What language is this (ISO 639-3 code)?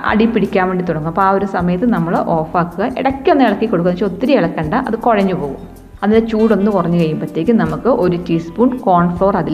mal